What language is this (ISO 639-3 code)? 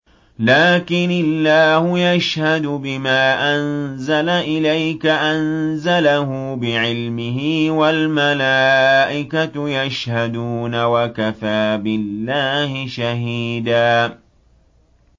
ara